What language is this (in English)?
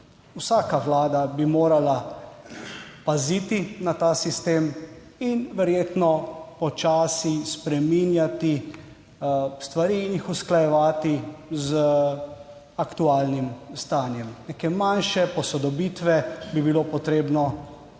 Slovenian